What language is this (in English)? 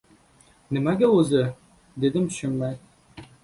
Uzbek